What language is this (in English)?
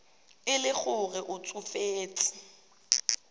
Tswana